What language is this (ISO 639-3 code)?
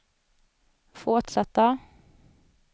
swe